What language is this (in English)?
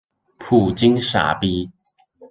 Chinese